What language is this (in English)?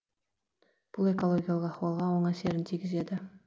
Kazakh